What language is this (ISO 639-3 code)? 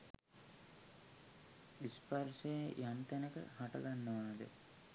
sin